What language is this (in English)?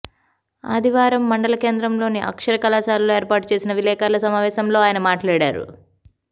Telugu